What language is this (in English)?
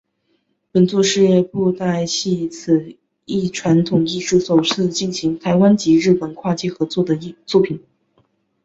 Chinese